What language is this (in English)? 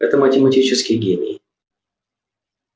Russian